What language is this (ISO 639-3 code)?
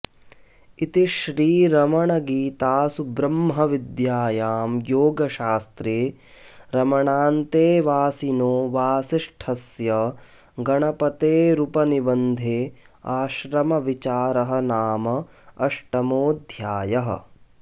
san